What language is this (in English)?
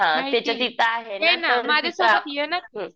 Marathi